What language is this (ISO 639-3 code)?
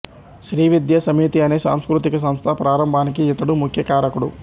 tel